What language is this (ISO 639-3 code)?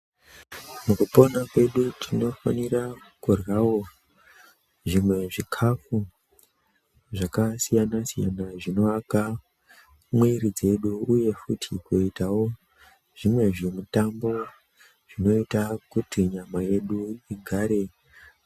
ndc